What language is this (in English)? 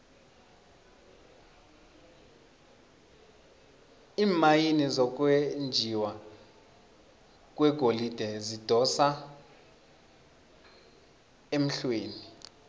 South Ndebele